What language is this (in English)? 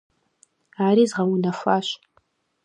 Kabardian